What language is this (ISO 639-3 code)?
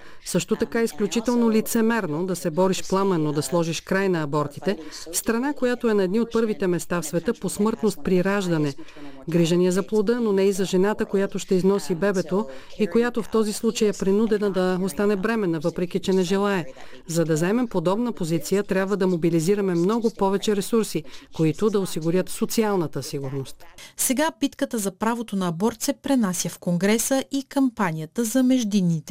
bul